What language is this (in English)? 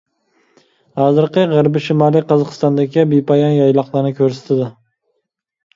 Uyghur